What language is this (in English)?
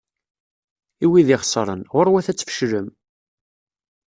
Kabyle